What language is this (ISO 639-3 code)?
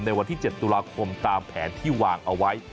tha